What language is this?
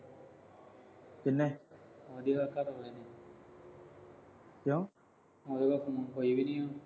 Punjabi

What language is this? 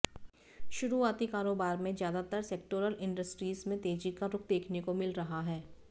Hindi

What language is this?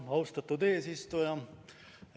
Estonian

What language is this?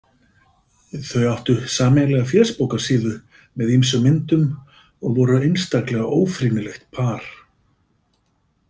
Icelandic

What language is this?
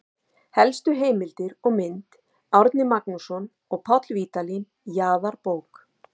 Icelandic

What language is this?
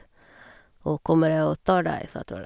Norwegian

